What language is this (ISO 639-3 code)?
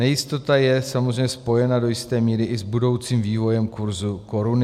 ces